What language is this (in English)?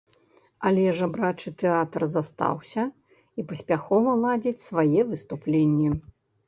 Belarusian